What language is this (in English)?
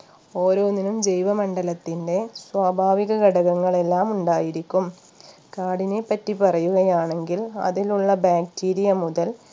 Malayalam